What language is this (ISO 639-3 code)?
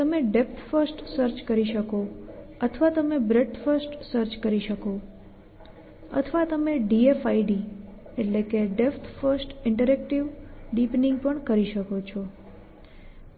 guj